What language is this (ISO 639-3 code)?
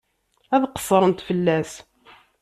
kab